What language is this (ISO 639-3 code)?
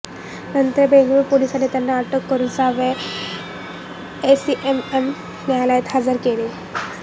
mar